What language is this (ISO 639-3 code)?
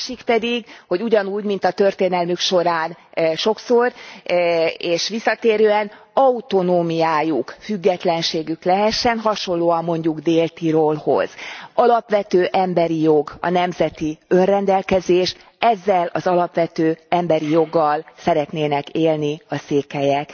hun